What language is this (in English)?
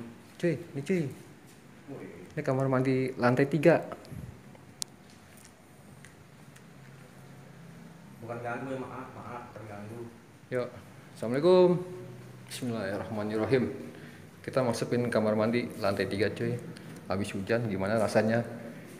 Indonesian